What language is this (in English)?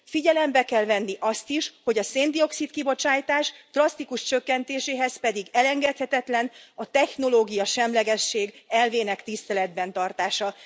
Hungarian